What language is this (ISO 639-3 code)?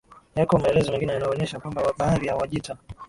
swa